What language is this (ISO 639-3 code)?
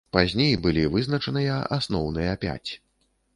bel